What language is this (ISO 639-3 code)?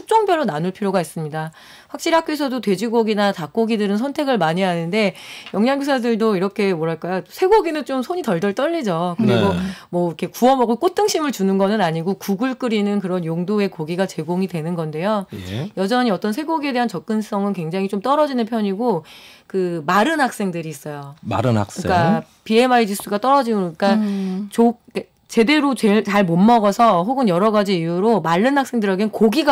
kor